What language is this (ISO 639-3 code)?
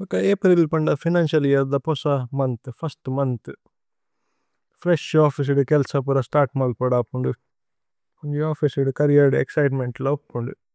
tcy